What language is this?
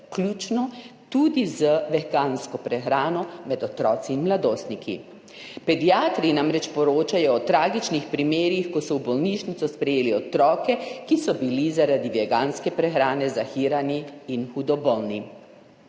Slovenian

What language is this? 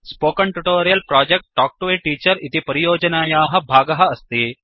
Sanskrit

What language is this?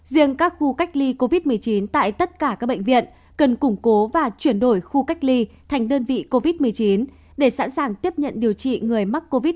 Vietnamese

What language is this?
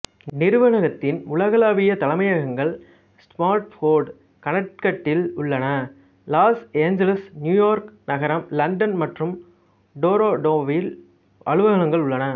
Tamil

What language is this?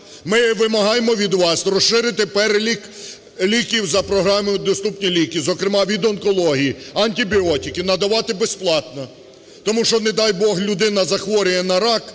Ukrainian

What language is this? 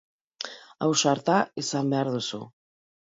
Basque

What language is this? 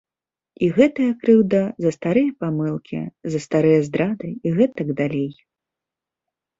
Belarusian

